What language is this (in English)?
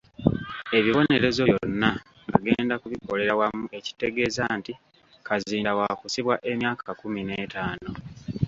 Ganda